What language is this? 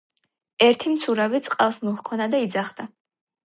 Georgian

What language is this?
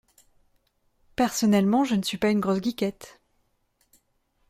French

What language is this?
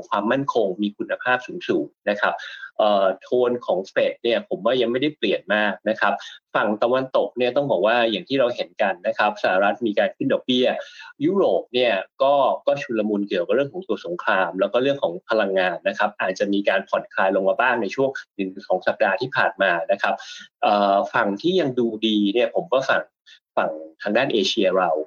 Thai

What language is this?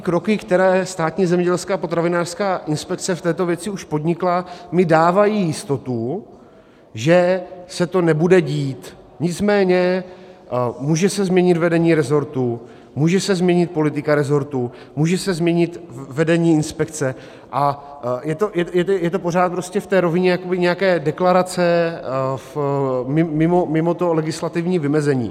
Czech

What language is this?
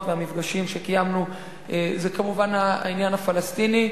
Hebrew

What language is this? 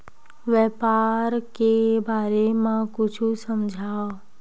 Chhattisgarhi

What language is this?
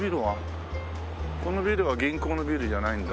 Japanese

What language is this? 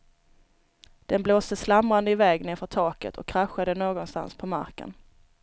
Swedish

